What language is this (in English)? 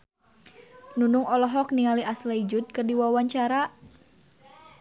Sundanese